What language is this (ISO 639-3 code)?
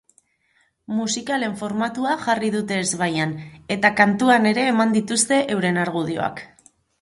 eus